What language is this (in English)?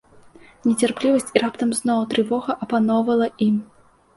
Belarusian